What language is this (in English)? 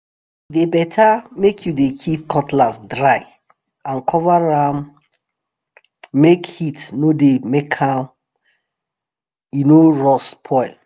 Nigerian Pidgin